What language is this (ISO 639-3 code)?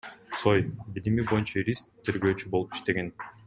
kir